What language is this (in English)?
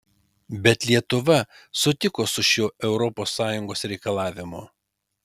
Lithuanian